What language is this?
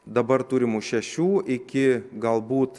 Lithuanian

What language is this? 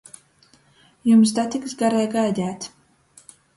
Latgalian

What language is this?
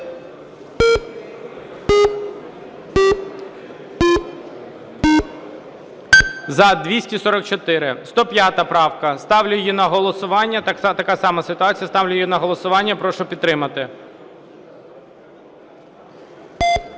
Ukrainian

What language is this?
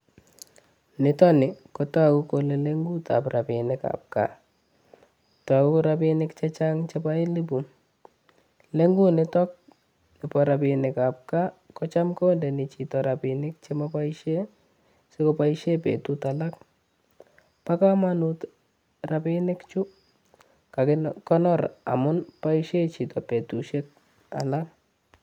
Kalenjin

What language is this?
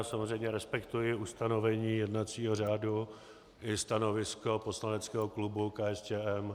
Czech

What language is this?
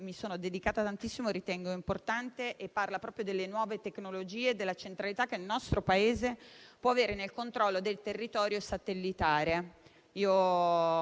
Italian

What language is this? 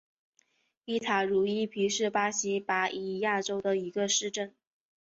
Chinese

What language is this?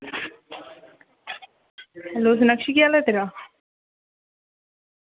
Dogri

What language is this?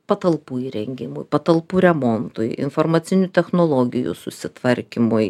Lithuanian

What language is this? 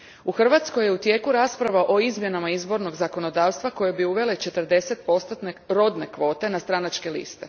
Croatian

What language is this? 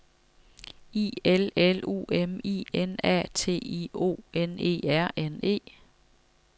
Danish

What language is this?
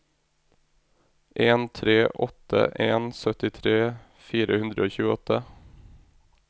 Norwegian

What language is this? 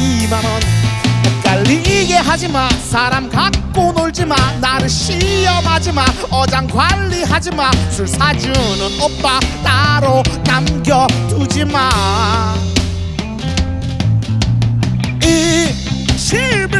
Indonesian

